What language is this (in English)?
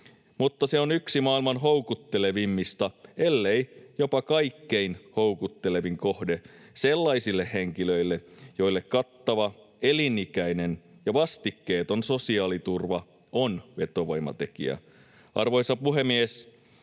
Finnish